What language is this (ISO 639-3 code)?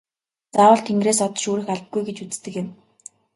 mon